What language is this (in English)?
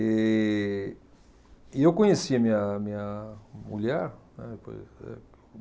Portuguese